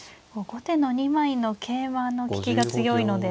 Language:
Japanese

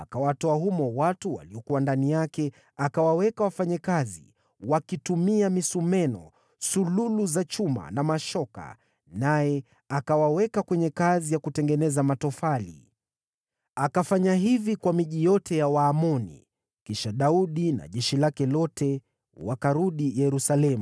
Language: Swahili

